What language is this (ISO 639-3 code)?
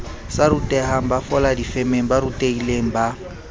sot